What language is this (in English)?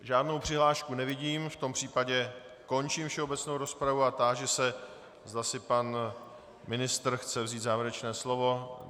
Czech